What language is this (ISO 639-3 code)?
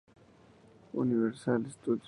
spa